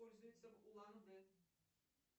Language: Russian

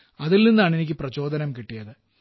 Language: Malayalam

